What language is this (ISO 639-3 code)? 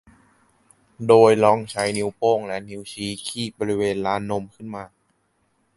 tha